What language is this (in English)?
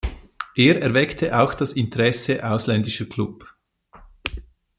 German